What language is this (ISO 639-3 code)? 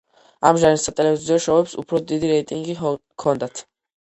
kat